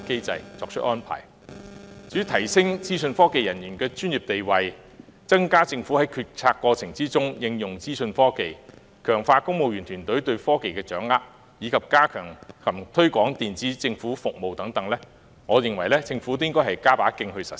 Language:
Cantonese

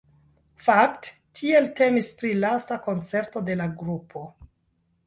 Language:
Esperanto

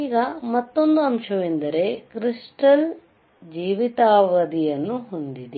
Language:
Kannada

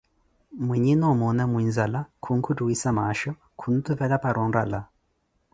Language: Koti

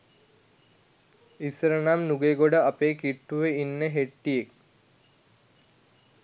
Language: Sinhala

